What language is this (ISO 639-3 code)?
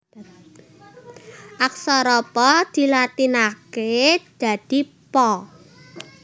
jav